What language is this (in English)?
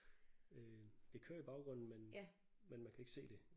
Danish